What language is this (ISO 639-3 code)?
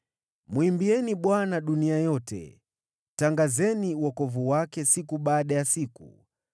swa